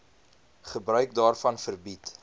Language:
Afrikaans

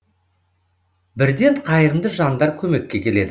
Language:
Kazakh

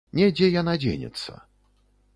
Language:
Belarusian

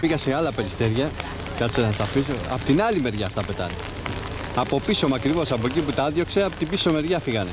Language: Greek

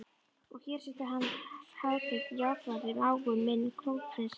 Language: Icelandic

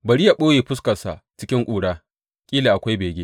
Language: Hausa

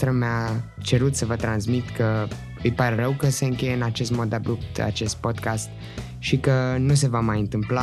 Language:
Romanian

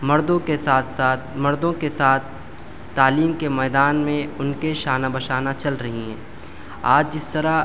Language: Urdu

